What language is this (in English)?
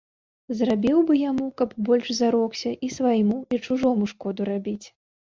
Belarusian